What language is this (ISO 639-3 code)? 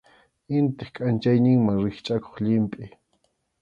qxu